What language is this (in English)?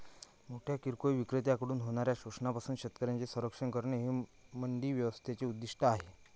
Marathi